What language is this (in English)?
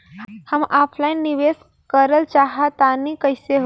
Bhojpuri